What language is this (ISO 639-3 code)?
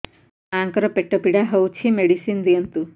ori